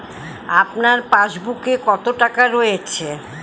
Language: Bangla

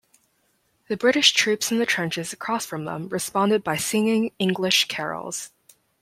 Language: English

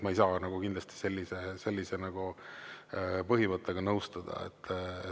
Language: Estonian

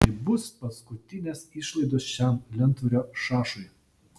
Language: Lithuanian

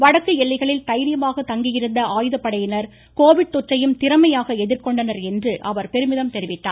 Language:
Tamil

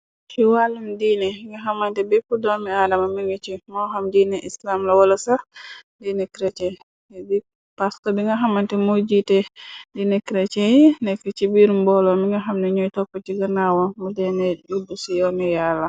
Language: Wolof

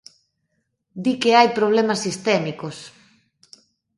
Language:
Galician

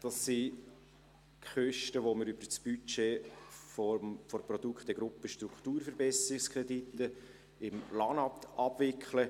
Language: Swiss German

